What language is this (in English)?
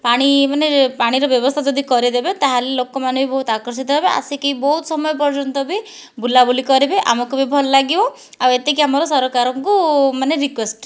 Odia